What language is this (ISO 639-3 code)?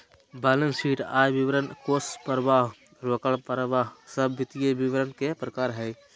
mag